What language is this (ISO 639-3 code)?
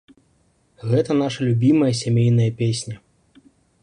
bel